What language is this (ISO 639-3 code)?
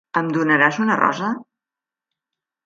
cat